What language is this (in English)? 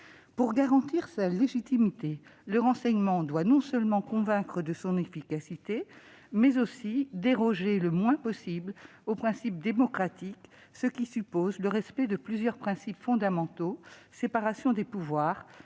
French